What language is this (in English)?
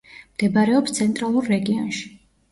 Georgian